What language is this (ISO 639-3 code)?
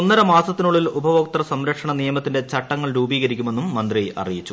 mal